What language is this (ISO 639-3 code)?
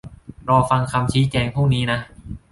tha